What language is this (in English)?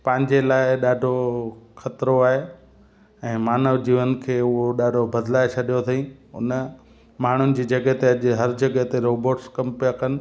Sindhi